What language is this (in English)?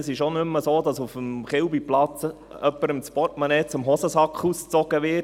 Swiss German